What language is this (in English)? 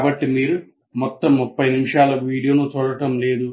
Telugu